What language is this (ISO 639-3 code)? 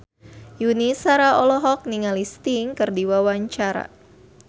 sun